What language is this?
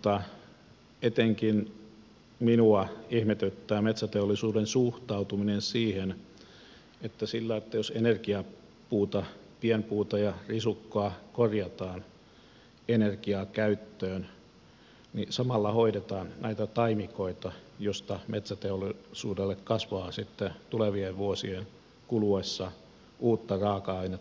Finnish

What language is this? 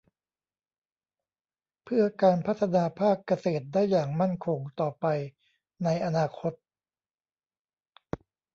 Thai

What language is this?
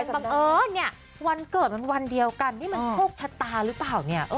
Thai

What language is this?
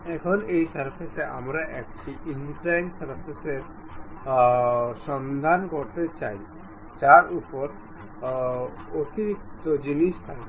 Bangla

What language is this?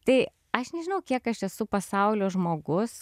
Lithuanian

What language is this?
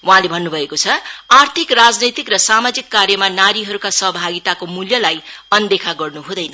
Nepali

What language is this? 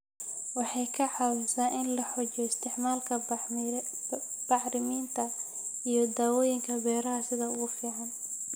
Somali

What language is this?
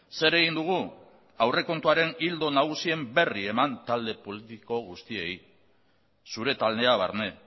Basque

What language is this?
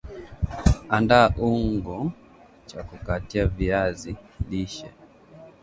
Swahili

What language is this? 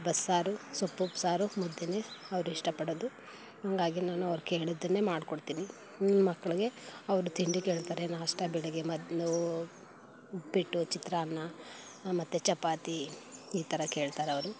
Kannada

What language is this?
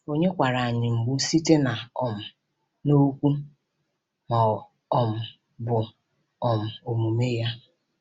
Igbo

